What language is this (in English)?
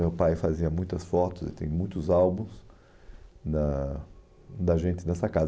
Portuguese